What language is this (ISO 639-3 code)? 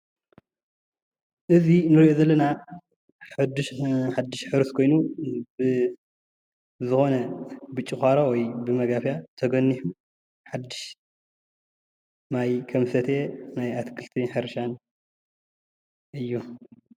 tir